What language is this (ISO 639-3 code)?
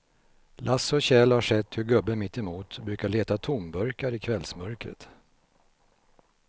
swe